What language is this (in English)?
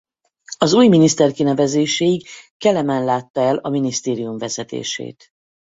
Hungarian